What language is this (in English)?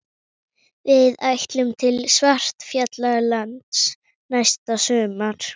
Icelandic